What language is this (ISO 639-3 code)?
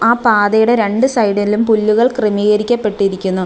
mal